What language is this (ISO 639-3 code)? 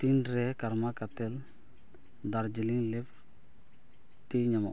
sat